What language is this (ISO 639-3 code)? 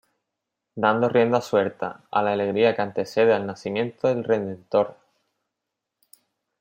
spa